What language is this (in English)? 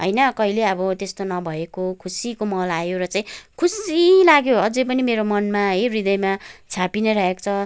Nepali